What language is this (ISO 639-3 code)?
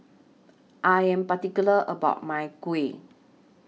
eng